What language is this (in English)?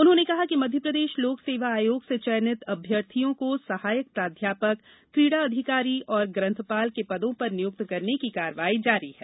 Hindi